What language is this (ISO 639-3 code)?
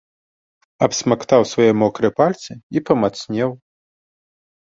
bel